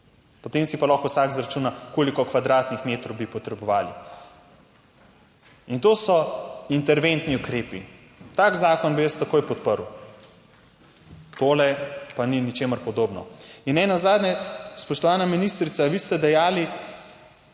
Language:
Slovenian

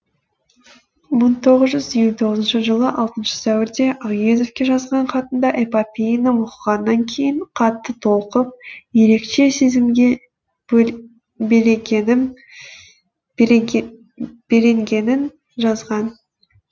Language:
Kazakh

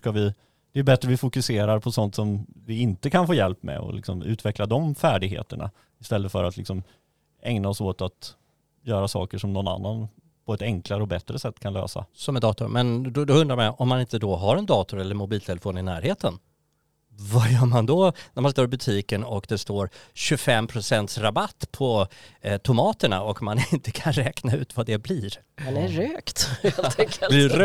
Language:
Swedish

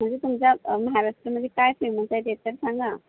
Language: Marathi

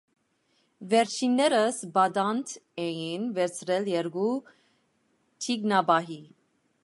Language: Armenian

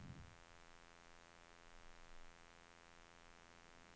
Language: Swedish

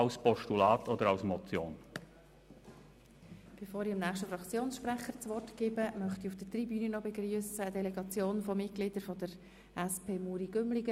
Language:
Swiss German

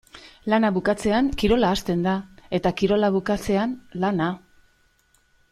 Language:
Basque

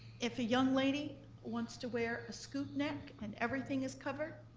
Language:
English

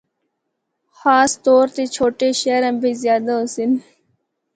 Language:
Northern Hindko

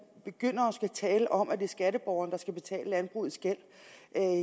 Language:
Danish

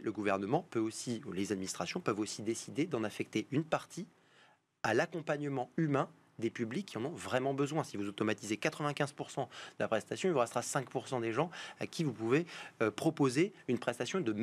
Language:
French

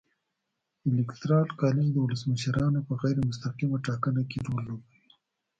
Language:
Pashto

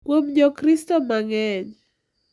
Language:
Luo (Kenya and Tanzania)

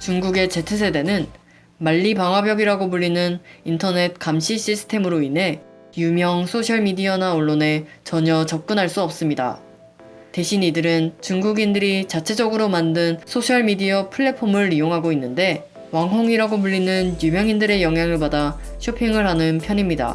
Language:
Korean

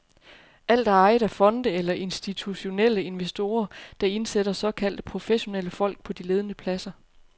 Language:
Danish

